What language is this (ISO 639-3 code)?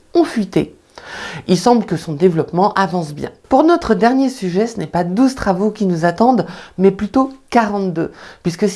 fra